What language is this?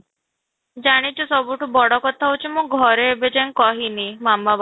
Odia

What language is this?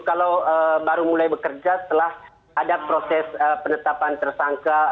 Indonesian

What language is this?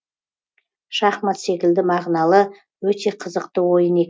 Kazakh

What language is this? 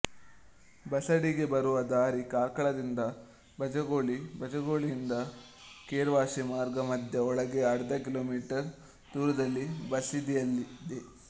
Kannada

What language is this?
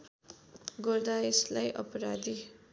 Nepali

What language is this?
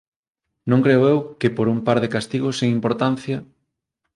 Galician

